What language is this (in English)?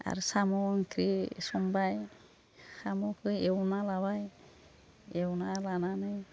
Bodo